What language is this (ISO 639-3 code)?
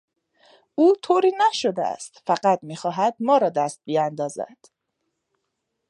fas